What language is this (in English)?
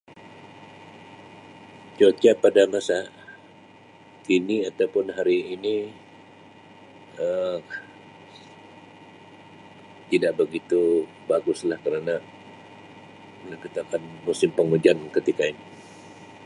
Sabah Malay